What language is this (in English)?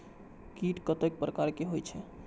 Maithili